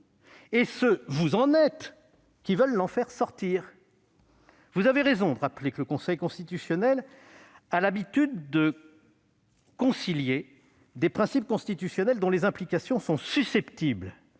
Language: French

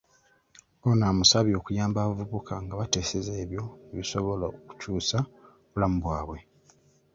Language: Ganda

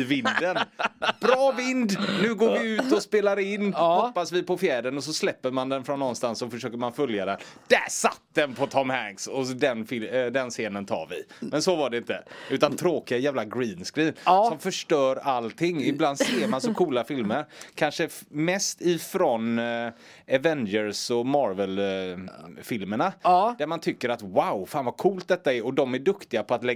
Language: Swedish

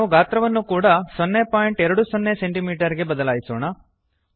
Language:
Kannada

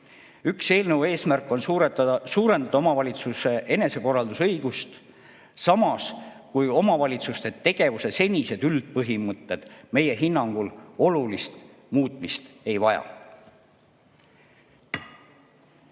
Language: Estonian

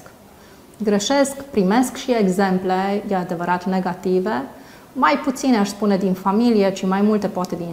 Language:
Romanian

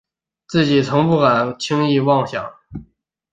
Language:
Chinese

